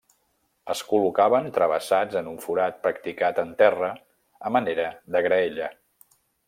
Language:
Catalan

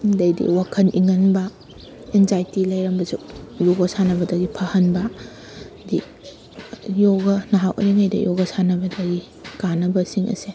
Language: Manipuri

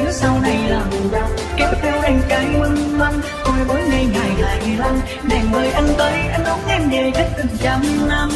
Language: Vietnamese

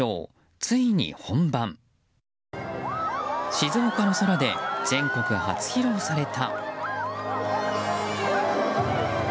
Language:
Japanese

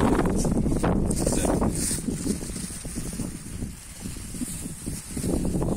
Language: Turkish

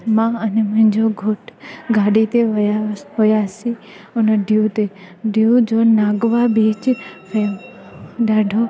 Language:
Sindhi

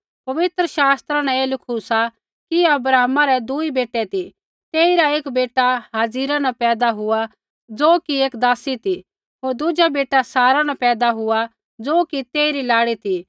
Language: Kullu Pahari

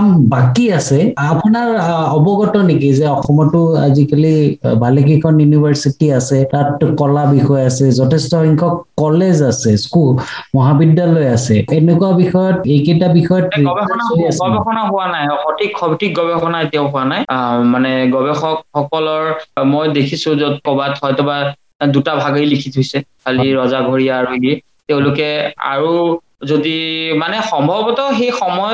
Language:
Bangla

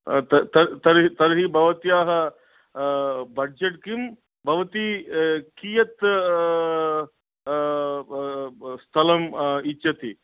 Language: Sanskrit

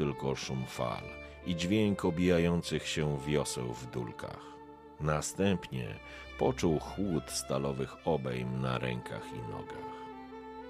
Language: Polish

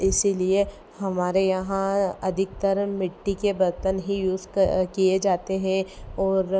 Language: Hindi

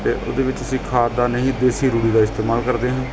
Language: Punjabi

